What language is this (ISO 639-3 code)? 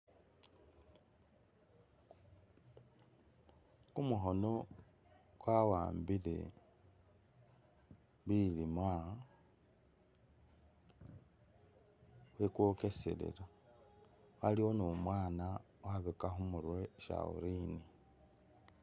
myx